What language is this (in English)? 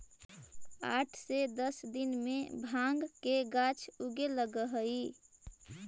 Magahi